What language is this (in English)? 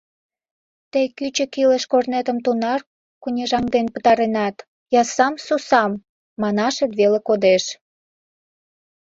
Mari